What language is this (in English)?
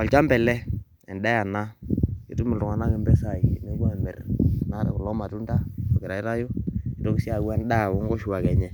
Masai